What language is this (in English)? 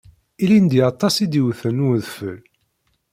Kabyle